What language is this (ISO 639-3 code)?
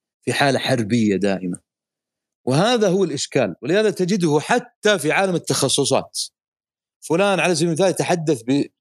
ara